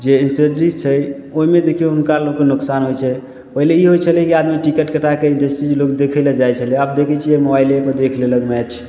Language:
Maithili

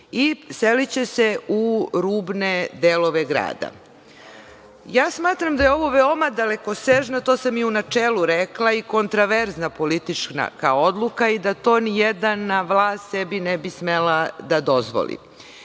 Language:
Serbian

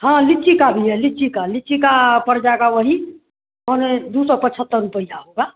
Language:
Hindi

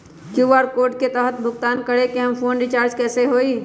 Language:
Magahi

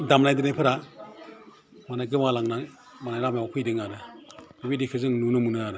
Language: Bodo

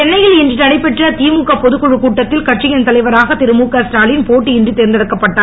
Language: Tamil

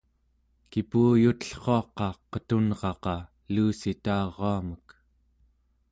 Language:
Central Yupik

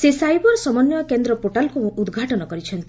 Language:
Odia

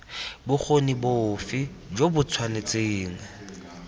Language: Tswana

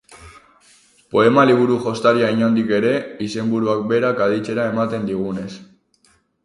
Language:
Basque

